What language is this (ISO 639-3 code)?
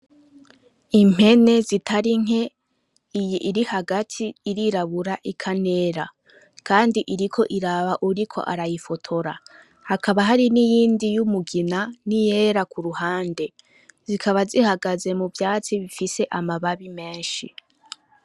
run